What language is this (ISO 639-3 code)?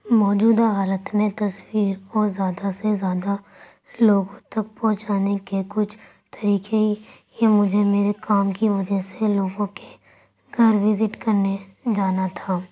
urd